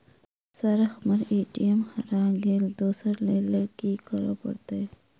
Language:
Maithili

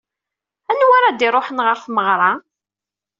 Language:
Kabyle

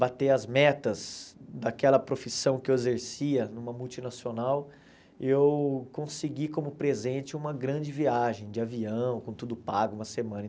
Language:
Portuguese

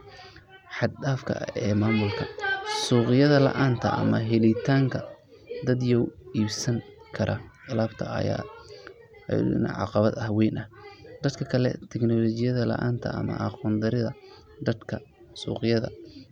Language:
Somali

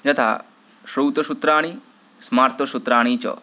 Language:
Sanskrit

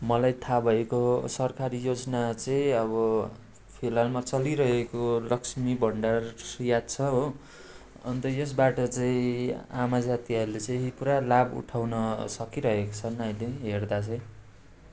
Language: Nepali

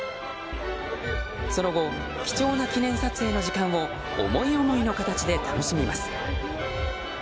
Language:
Japanese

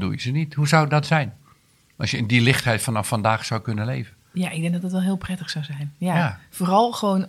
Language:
Dutch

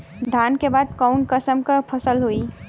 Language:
Bhojpuri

